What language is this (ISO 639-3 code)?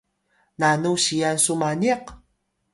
tay